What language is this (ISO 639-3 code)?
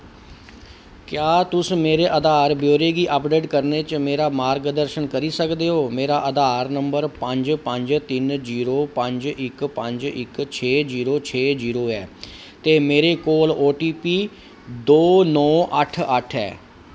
doi